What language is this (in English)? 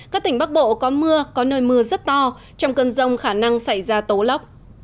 Vietnamese